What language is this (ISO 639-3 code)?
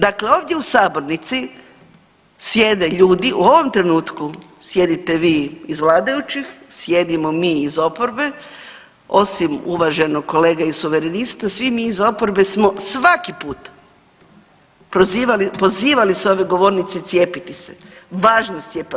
hrv